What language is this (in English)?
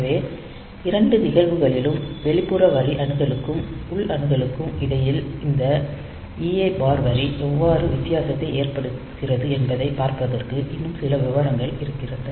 Tamil